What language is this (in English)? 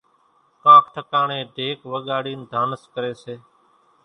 Kachi Koli